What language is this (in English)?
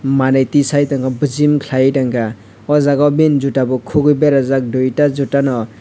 Kok Borok